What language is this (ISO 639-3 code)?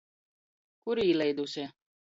ltg